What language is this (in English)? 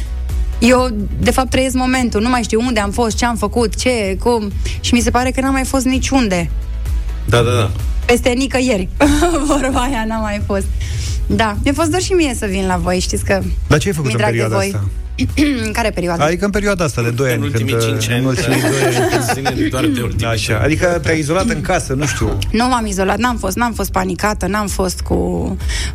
Romanian